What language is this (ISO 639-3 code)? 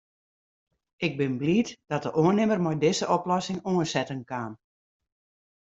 fry